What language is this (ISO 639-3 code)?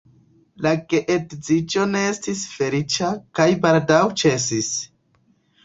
epo